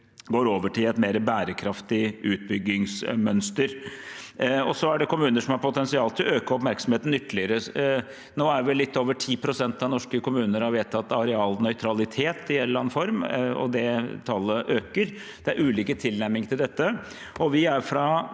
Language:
Norwegian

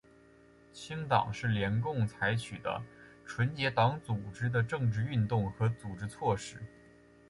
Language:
Chinese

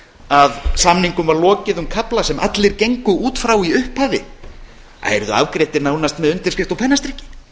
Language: Icelandic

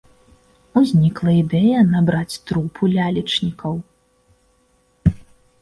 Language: Belarusian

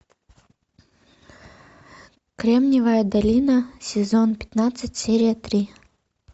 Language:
Russian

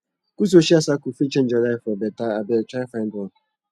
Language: Nigerian Pidgin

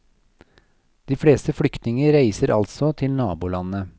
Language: Norwegian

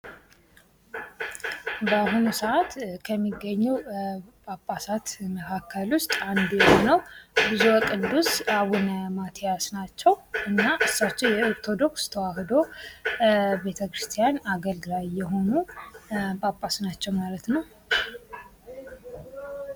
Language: Amharic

